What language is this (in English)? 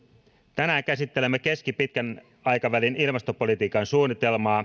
Finnish